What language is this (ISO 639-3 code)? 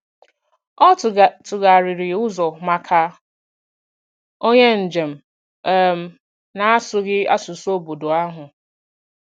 ibo